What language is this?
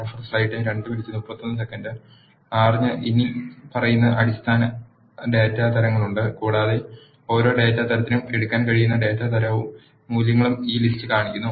Malayalam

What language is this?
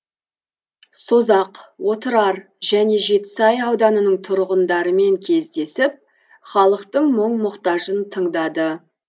Kazakh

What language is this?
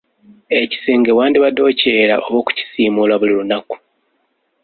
Ganda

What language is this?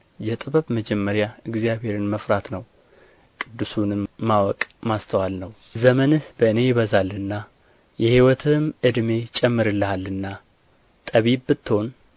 Amharic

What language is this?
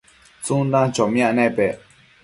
Matsés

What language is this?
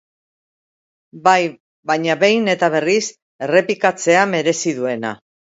Basque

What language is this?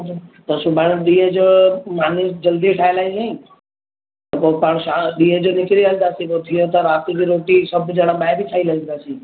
Sindhi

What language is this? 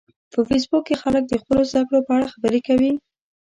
Pashto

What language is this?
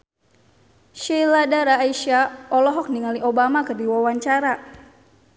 Sundanese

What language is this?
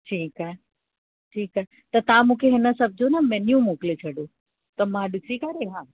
Sindhi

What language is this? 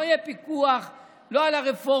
Hebrew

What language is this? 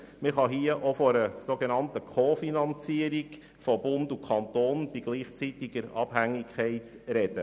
Swiss German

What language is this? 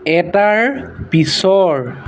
Assamese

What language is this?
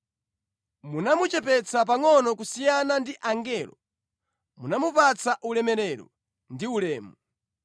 Nyanja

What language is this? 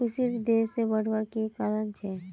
Magahi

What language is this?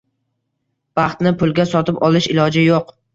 Uzbek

